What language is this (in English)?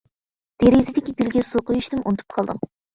Uyghur